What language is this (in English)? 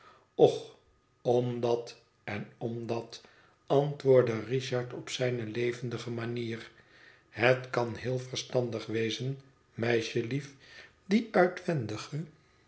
Dutch